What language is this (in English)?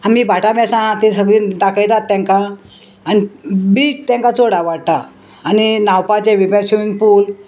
Konkani